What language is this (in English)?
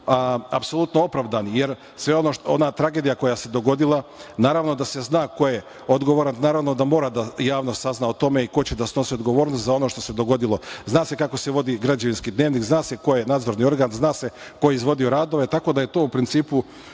Serbian